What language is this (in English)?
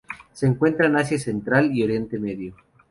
Spanish